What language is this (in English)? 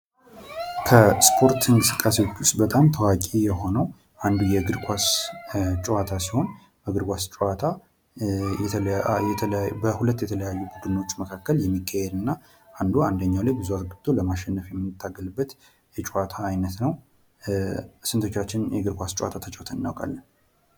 Amharic